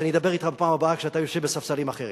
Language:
Hebrew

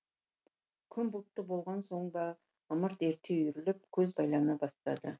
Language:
Kazakh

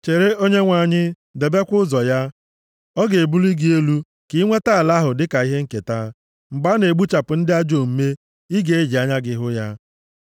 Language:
Igbo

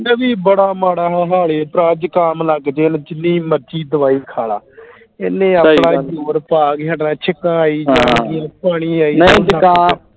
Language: Punjabi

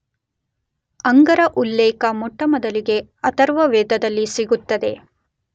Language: Kannada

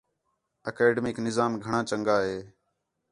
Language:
Khetrani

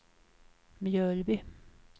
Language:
Swedish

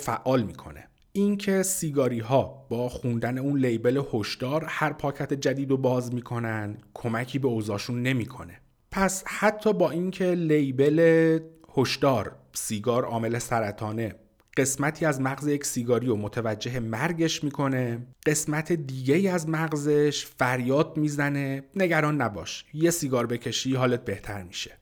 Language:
Persian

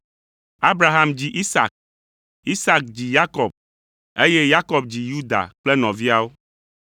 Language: Ewe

